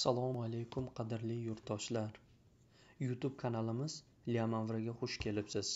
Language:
Turkish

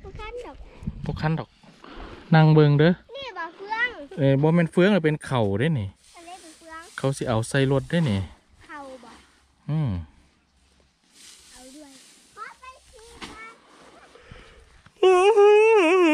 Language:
Thai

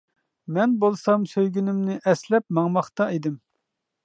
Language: Uyghur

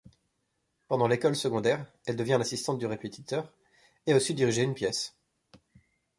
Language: French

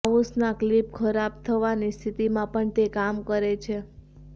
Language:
Gujarati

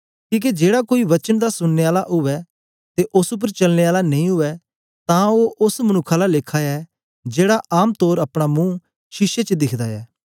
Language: Dogri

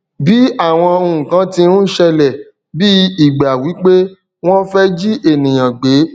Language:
Yoruba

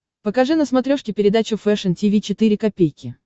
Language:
Russian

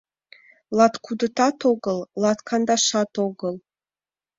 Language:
Mari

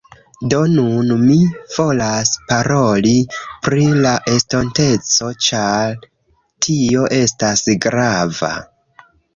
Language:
Esperanto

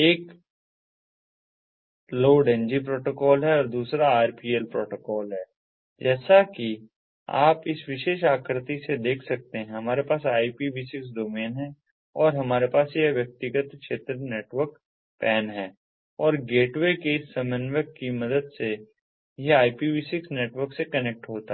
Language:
Hindi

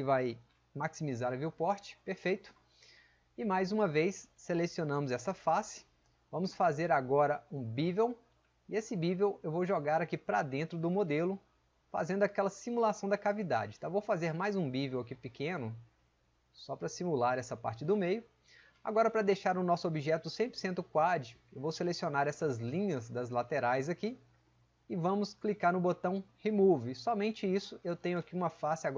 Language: Portuguese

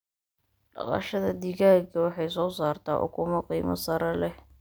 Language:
Somali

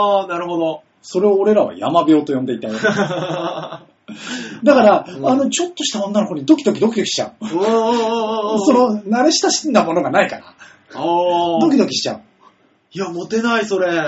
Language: Japanese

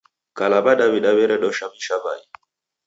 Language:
Taita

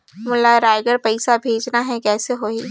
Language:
Chhattisgarhi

